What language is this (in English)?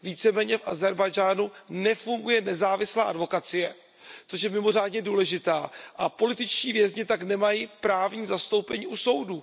Czech